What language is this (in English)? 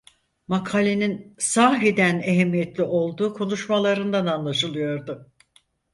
Turkish